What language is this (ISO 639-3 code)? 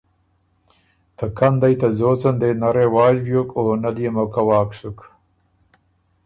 oru